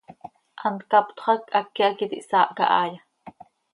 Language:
Seri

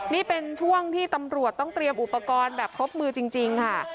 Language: Thai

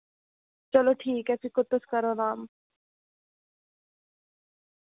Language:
Dogri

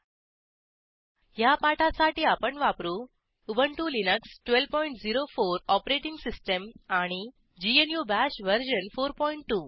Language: Marathi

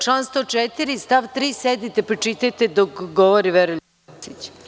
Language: Serbian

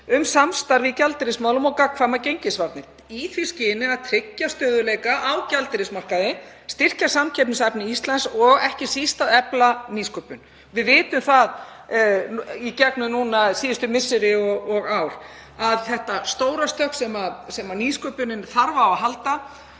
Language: Icelandic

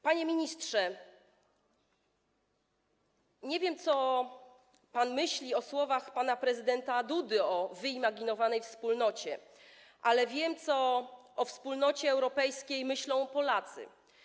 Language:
Polish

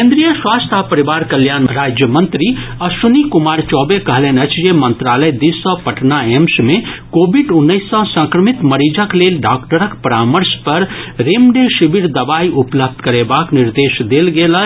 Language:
Maithili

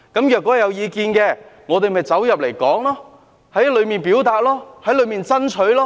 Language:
Cantonese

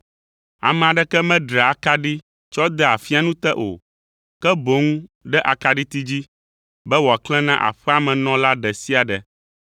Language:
Ewe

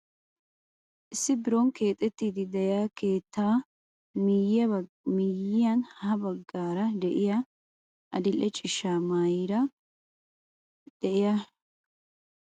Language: Wolaytta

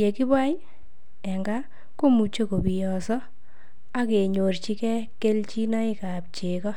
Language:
Kalenjin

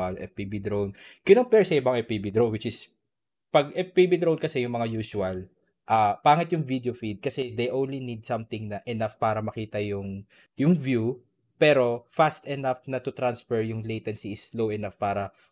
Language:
Filipino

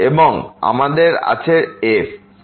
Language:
Bangla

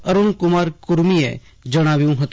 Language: Gujarati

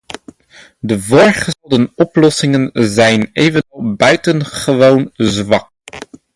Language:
Dutch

